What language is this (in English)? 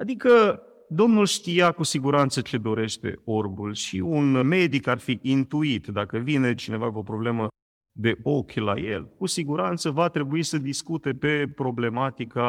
Romanian